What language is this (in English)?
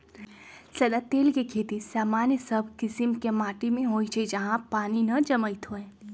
Magahi